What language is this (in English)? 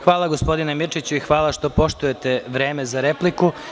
Serbian